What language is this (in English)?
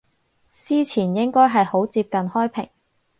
Cantonese